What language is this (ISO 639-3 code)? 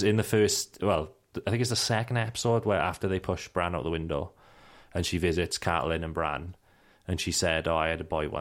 eng